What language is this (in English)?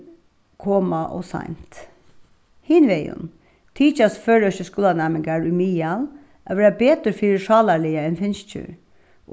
Faroese